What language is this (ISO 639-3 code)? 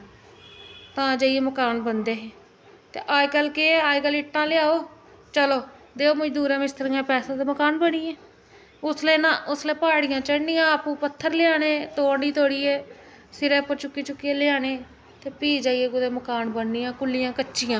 doi